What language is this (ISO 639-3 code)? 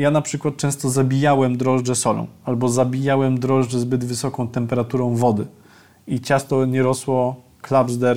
pol